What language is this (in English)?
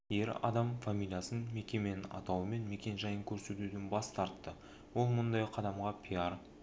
Kazakh